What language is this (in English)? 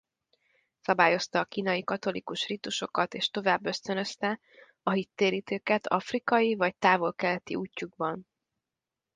Hungarian